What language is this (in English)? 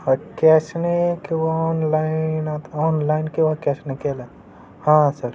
Marathi